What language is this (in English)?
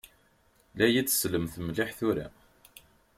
Kabyle